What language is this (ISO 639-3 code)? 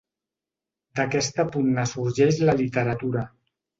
cat